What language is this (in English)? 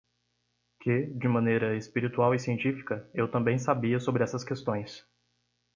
Portuguese